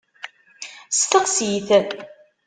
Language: Kabyle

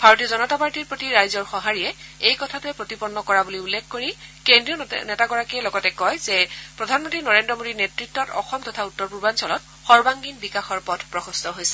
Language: Assamese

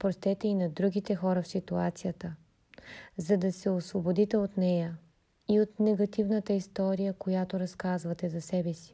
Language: Bulgarian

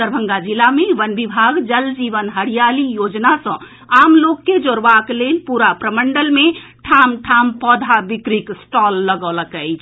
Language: Maithili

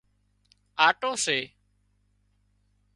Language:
Wadiyara Koli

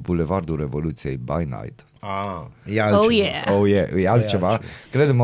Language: Romanian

